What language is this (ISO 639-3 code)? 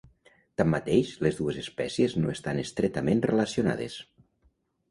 cat